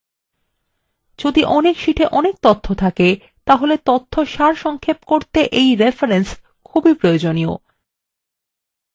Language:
Bangla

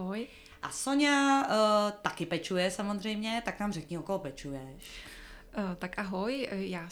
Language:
Czech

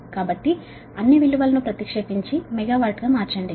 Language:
Telugu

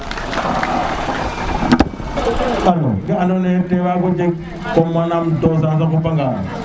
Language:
Serer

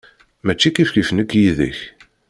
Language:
Kabyle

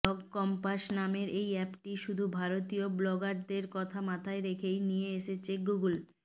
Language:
Bangla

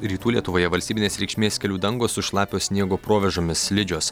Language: Lithuanian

